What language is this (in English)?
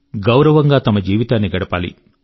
Telugu